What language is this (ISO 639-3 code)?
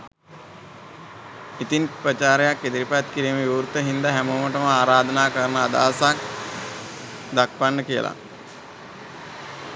sin